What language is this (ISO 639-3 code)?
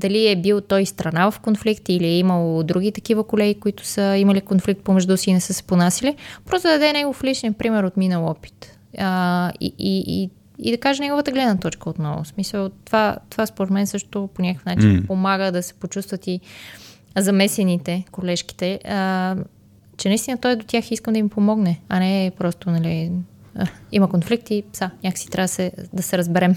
bul